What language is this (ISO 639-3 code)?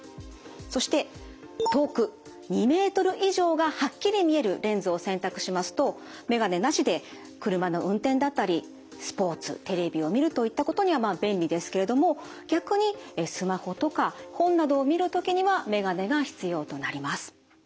jpn